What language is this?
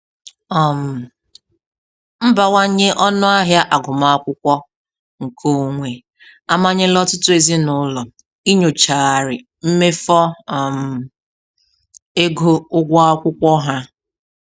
Igbo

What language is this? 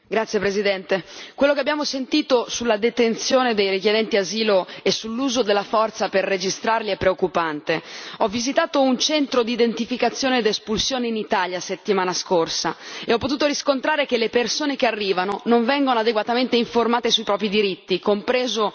Italian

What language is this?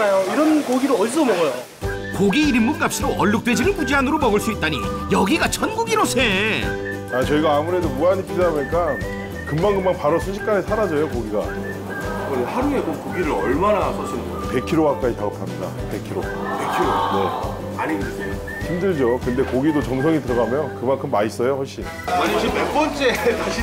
Korean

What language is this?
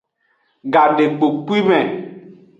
Aja (Benin)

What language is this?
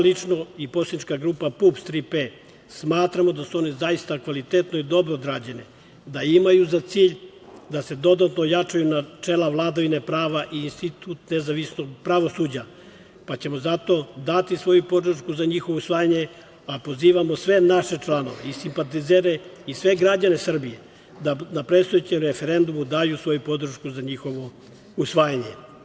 Serbian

